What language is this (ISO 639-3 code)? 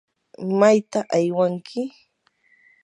qur